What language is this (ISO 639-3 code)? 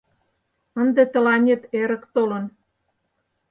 chm